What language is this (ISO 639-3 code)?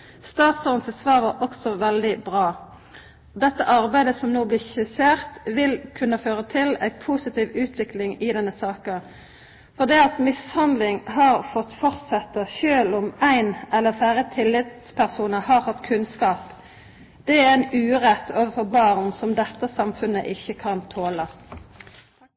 nno